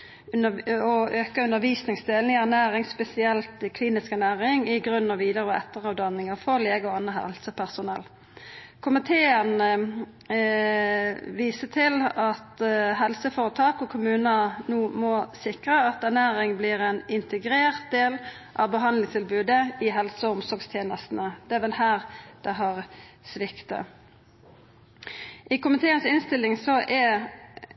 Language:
Norwegian Nynorsk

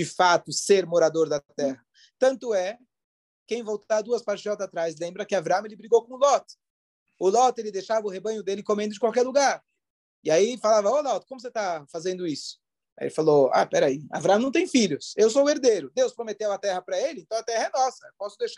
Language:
Portuguese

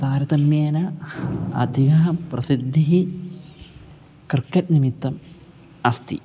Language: Sanskrit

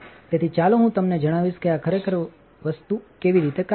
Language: Gujarati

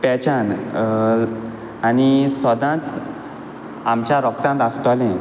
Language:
Konkani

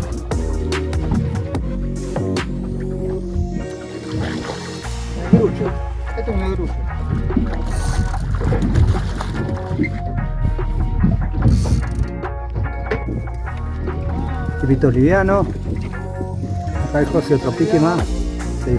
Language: Spanish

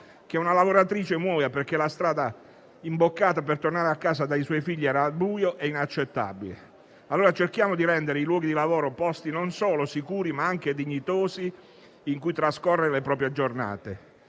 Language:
Italian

